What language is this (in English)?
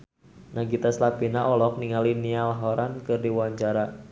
Sundanese